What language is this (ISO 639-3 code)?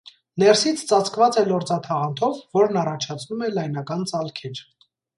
hye